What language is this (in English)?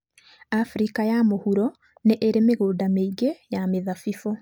Kikuyu